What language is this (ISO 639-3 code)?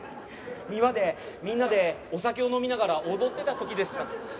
jpn